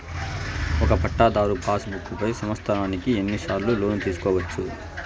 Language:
Telugu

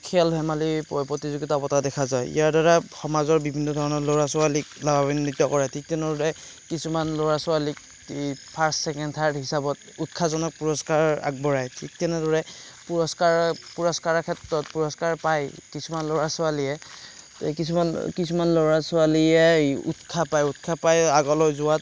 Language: Assamese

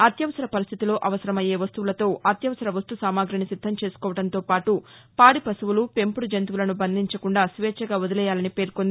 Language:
Telugu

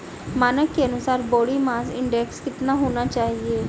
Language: Hindi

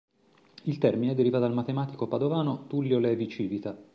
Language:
Italian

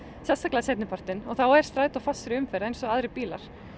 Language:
Icelandic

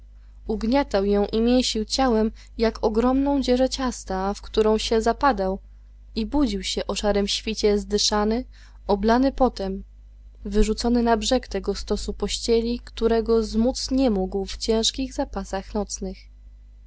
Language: Polish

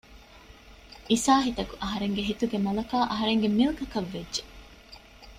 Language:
Divehi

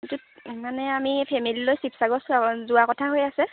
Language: Assamese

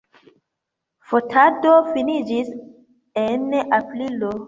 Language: Esperanto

